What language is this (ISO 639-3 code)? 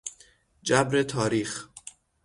fas